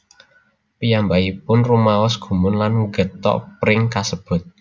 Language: Javanese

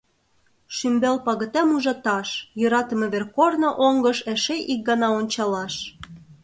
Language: Mari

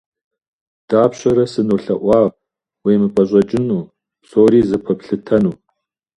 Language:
Kabardian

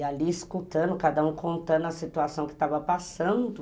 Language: Portuguese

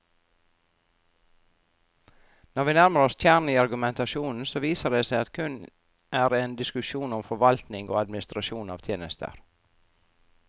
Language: Norwegian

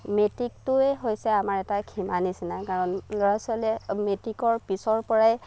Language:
Assamese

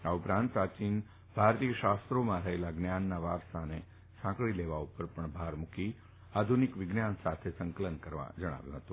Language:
Gujarati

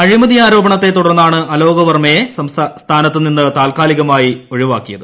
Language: Malayalam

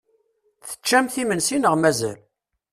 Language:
Kabyle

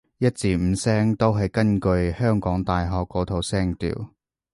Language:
Cantonese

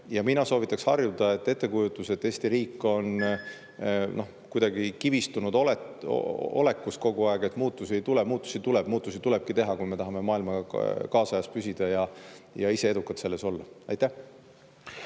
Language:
Estonian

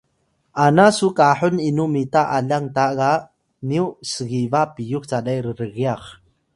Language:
Atayal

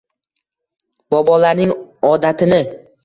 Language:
Uzbek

